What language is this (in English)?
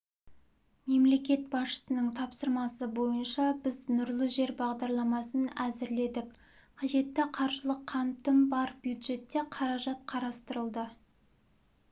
Kazakh